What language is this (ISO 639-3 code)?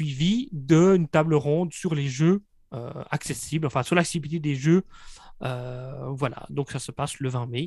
fra